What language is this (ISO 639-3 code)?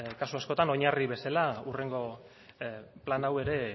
eus